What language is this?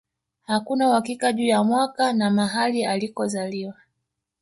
Swahili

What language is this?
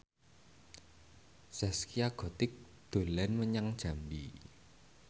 Javanese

